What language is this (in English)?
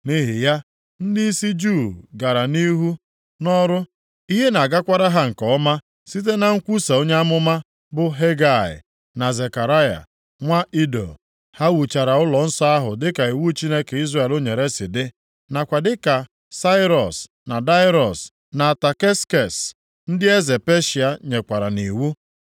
Igbo